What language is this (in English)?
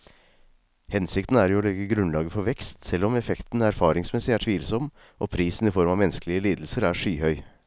Norwegian